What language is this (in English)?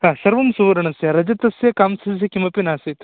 Sanskrit